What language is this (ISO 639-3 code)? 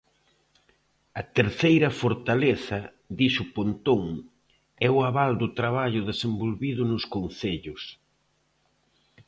glg